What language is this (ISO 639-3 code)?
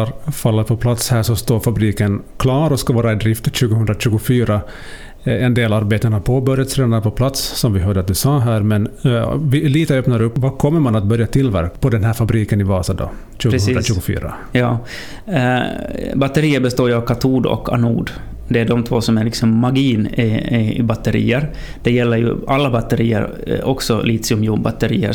swe